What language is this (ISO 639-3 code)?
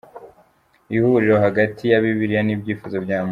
kin